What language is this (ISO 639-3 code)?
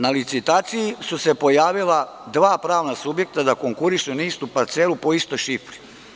srp